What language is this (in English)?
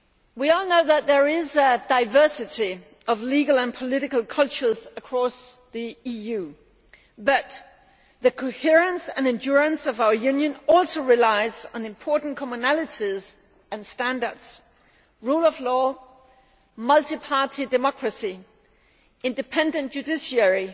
English